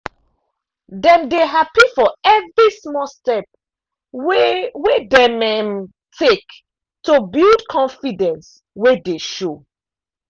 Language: Nigerian Pidgin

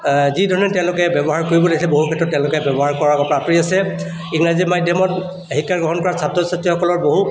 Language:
Assamese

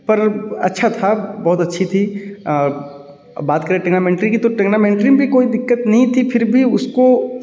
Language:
Hindi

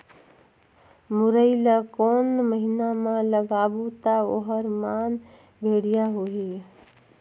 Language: Chhattisgarhi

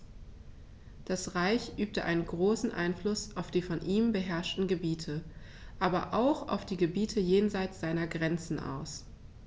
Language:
German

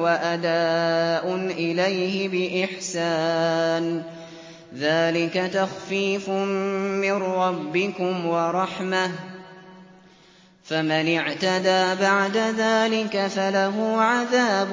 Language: Arabic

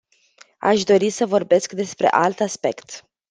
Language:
Romanian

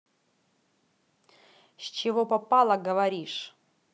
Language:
Russian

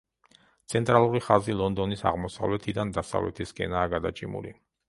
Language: Georgian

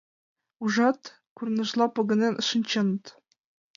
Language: Mari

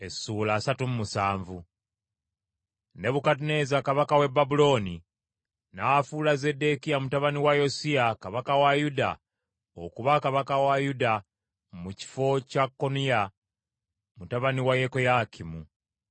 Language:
Ganda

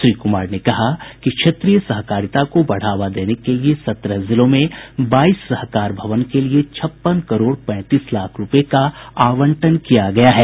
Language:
Hindi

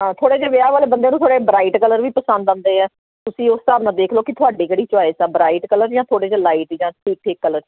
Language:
Punjabi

